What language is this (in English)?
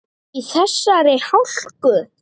Icelandic